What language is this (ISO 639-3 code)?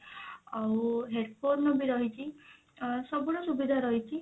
ori